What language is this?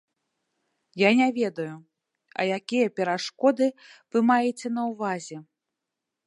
Belarusian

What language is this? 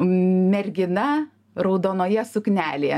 Lithuanian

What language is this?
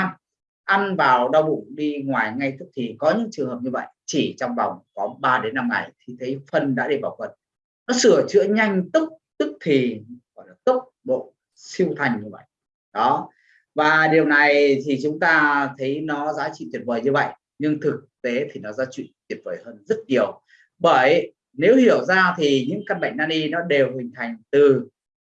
Vietnamese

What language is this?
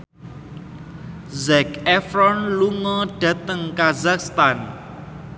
Javanese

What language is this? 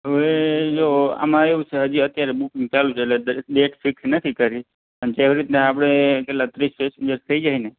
Gujarati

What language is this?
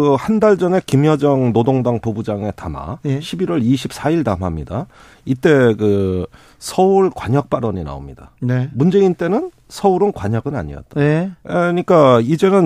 Korean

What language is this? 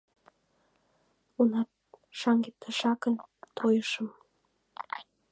Mari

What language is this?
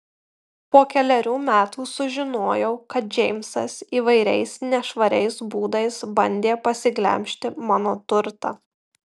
Lithuanian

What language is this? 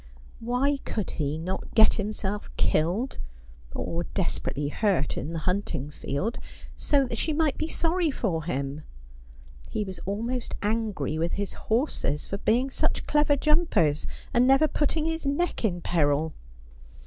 English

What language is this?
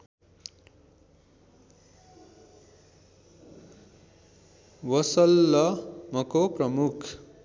Nepali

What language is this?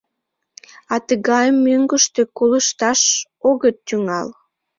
Mari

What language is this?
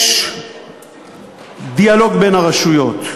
Hebrew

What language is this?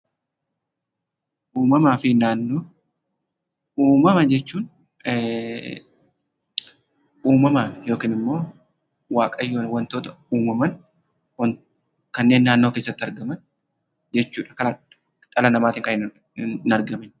Oromo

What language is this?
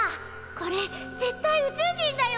Japanese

